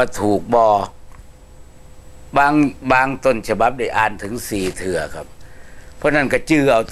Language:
Thai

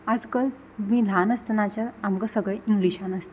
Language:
Konkani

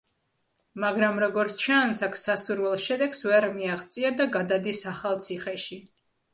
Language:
Georgian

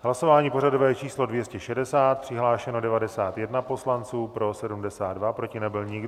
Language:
Czech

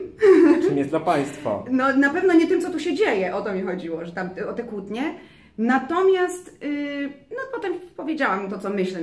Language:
Polish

